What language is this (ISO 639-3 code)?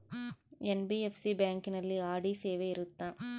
kan